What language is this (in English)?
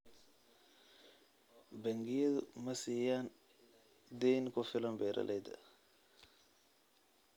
Somali